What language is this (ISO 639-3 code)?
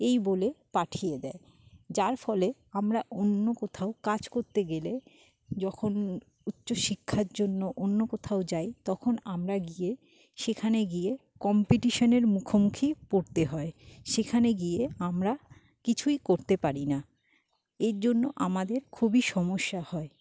ben